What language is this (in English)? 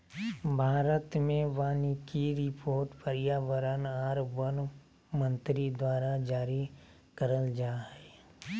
Magahi